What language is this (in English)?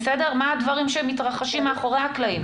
Hebrew